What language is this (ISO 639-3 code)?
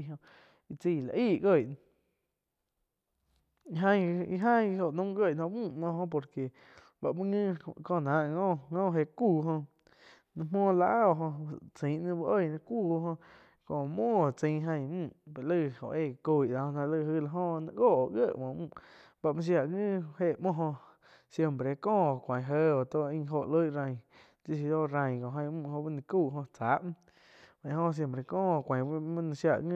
chq